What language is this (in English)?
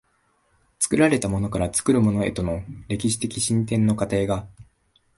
Japanese